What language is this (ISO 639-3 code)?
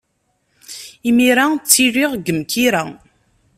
kab